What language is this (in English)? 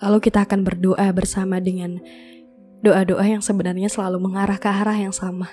Indonesian